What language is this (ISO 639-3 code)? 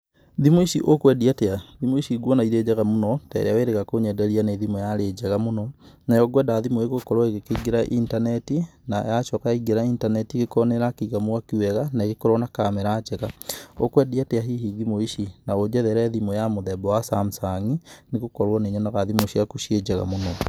kik